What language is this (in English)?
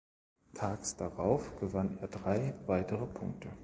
German